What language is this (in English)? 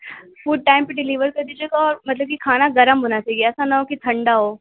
Urdu